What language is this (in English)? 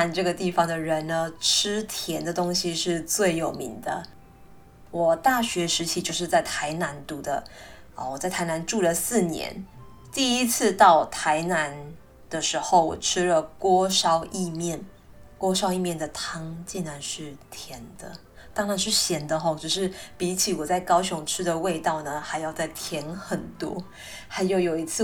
Chinese